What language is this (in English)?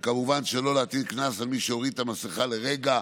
Hebrew